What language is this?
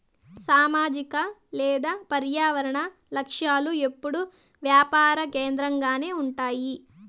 Telugu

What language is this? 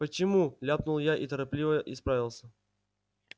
Russian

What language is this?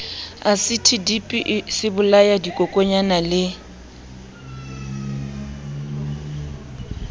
Southern Sotho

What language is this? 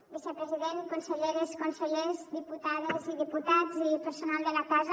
Catalan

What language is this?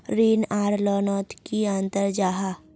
Magahi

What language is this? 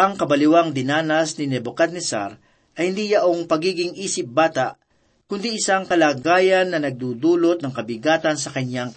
Filipino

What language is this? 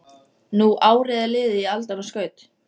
Icelandic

